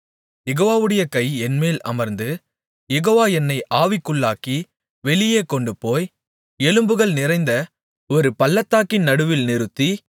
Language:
Tamil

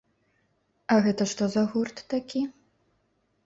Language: Belarusian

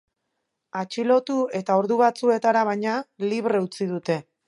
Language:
Basque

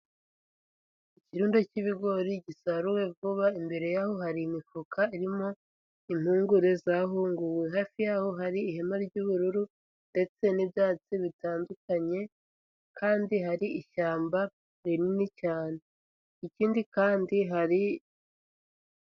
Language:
Kinyarwanda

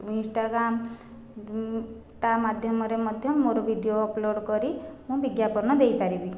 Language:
Odia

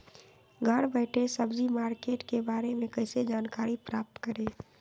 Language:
Magahi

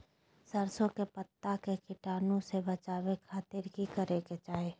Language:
Magahi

